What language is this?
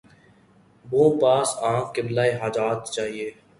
Urdu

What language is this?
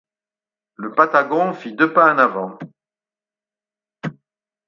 French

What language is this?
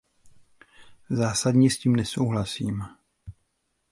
Czech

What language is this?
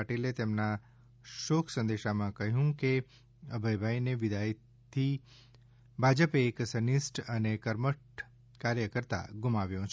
Gujarati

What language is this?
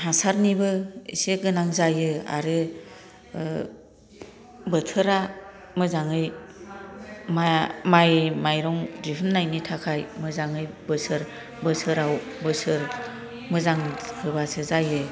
Bodo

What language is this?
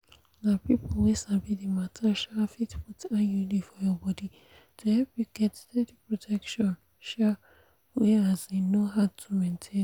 Nigerian Pidgin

